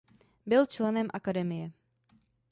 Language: Czech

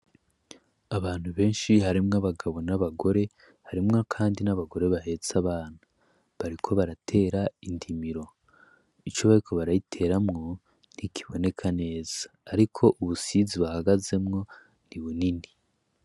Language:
Rundi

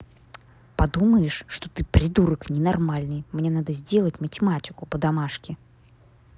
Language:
Russian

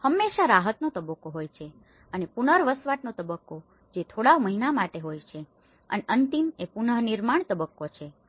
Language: Gujarati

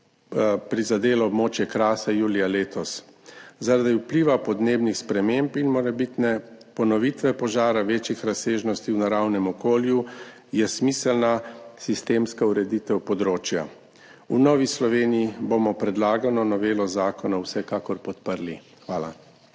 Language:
Slovenian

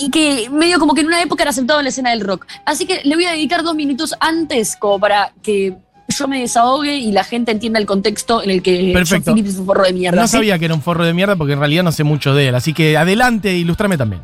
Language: Spanish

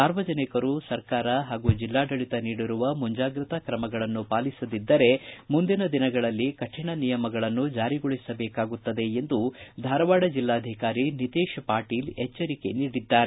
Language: Kannada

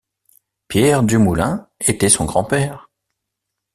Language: French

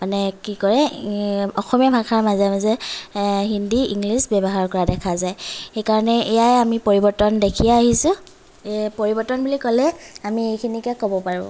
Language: Assamese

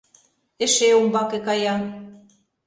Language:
Mari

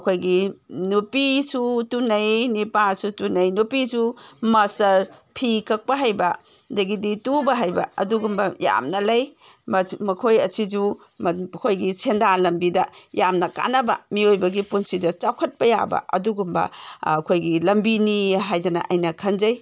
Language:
Manipuri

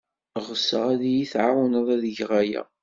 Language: Kabyle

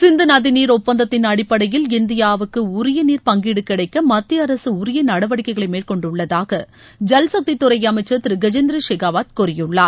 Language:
Tamil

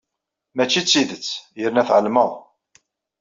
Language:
Kabyle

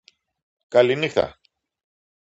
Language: Greek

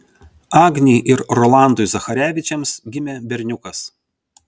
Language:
Lithuanian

